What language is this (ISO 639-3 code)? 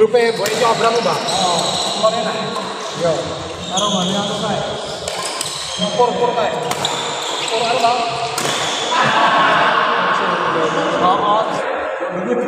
ara